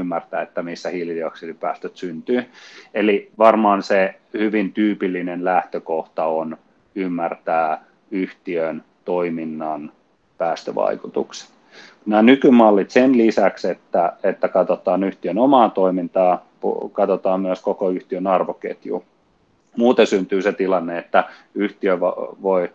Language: Finnish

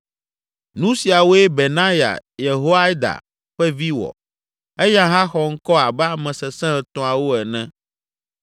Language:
Ewe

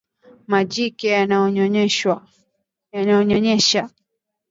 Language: Swahili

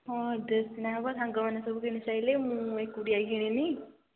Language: Odia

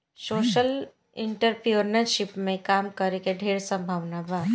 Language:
Bhojpuri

